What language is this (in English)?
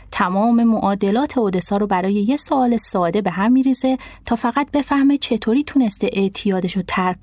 Persian